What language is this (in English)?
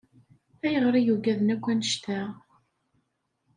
Kabyle